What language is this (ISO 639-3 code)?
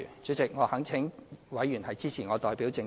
yue